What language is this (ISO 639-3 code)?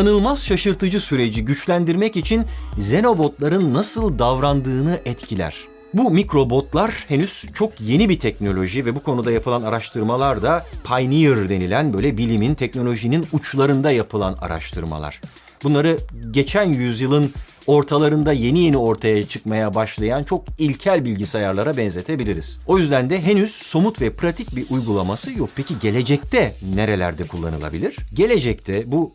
tur